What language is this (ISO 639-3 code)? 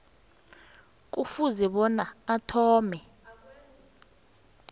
nbl